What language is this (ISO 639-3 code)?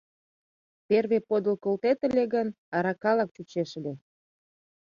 chm